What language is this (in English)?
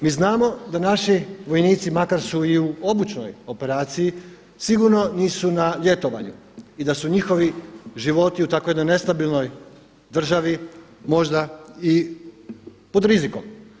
Croatian